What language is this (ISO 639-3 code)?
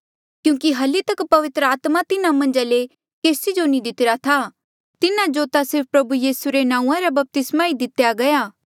mjl